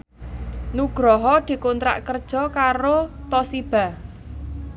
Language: Javanese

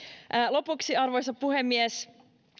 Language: Finnish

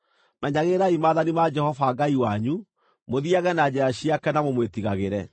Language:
Kikuyu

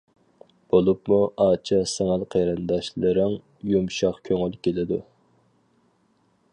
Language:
Uyghur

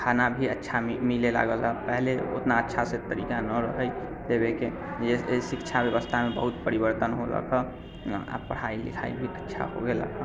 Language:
Maithili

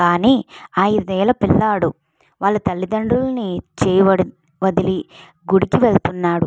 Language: Telugu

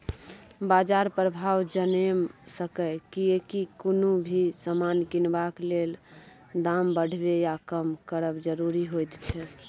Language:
Maithili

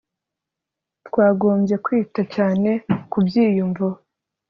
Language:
Kinyarwanda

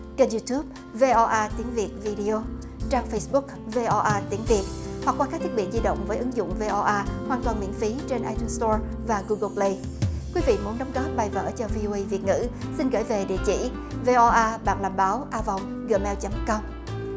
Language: Vietnamese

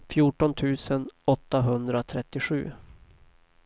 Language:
Swedish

